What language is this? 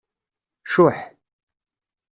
Kabyle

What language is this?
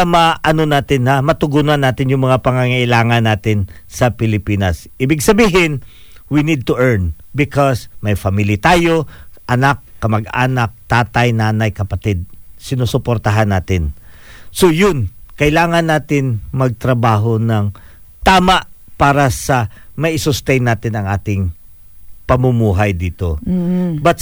Filipino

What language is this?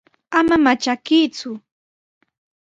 Sihuas Ancash Quechua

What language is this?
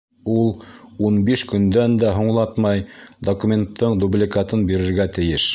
Bashkir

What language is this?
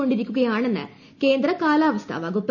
Malayalam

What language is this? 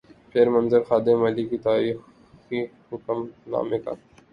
Urdu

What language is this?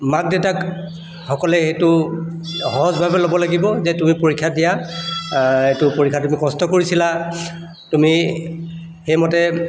Assamese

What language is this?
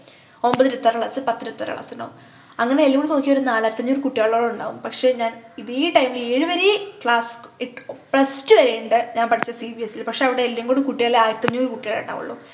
Malayalam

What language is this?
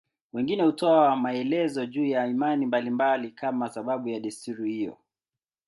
Swahili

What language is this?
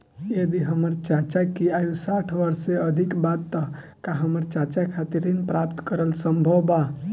Bhojpuri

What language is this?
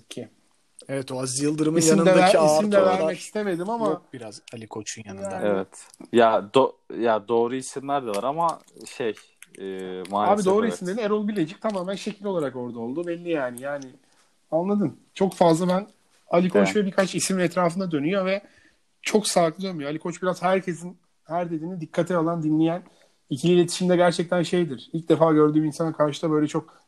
Turkish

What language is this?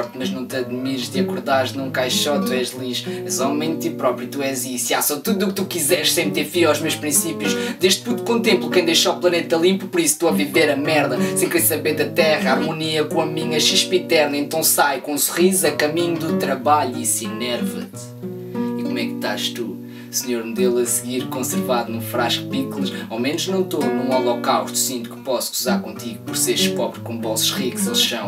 Portuguese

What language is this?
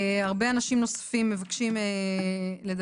Hebrew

